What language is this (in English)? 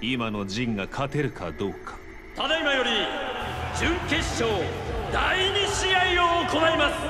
Japanese